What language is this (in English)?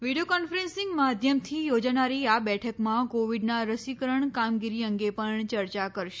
Gujarati